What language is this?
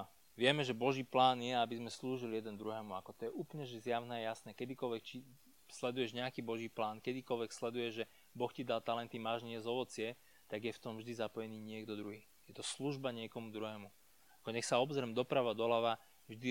Slovak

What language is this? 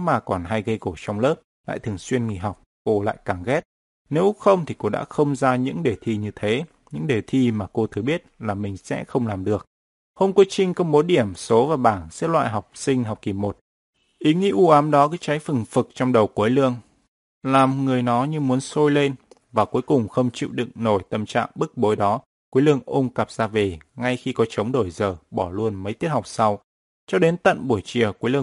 Vietnamese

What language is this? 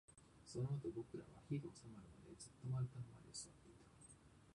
Japanese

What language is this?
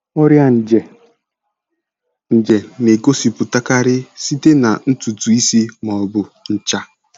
Igbo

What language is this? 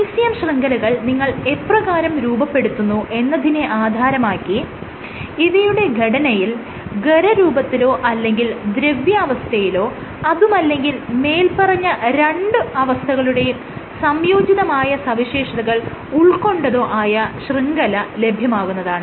Malayalam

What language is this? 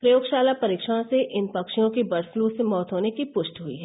Hindi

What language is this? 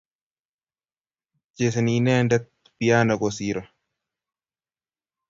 Kalenjin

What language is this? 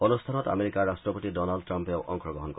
Assamese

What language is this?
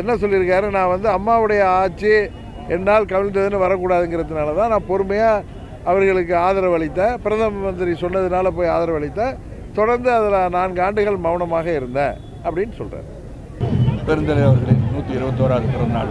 Arabic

